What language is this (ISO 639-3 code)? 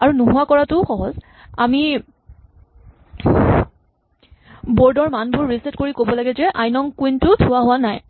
asm